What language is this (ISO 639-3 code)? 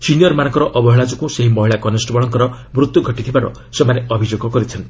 ori